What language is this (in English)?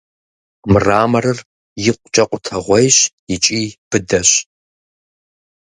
Kabardian